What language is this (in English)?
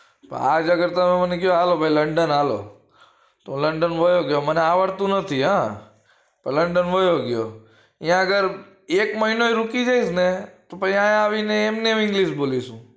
Gujarati